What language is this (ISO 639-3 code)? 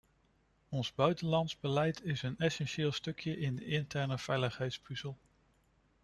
nld